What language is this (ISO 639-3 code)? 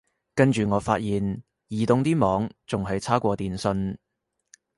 yue